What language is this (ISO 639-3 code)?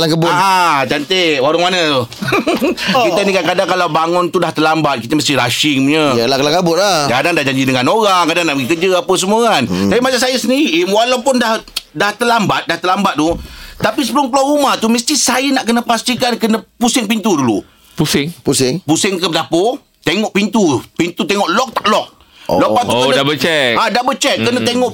msa